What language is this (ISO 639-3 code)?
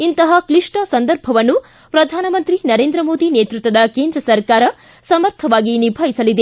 kan